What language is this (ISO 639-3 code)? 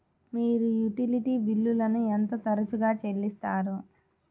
tel